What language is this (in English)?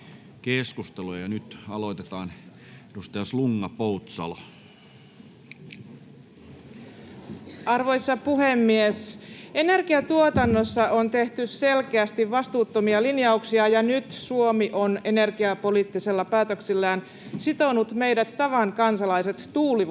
Finnish